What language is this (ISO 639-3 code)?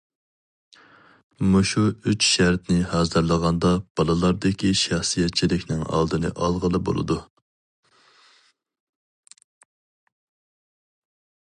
uig